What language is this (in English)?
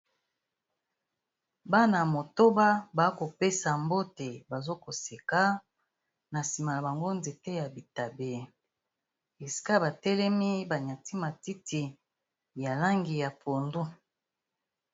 Lingala